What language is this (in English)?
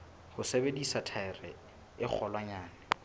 Southern Sotho